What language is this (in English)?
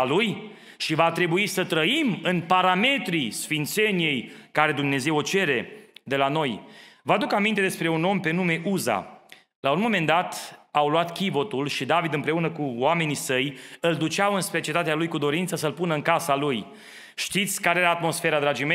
Romanian